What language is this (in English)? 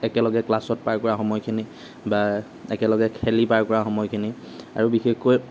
Assamese